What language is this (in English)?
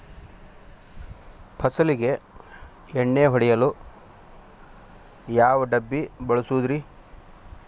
Kannada